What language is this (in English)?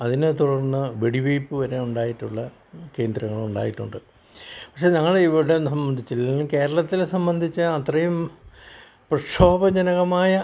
Malayalam